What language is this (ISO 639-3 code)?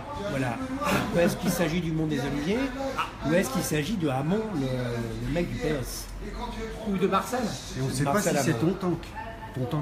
fra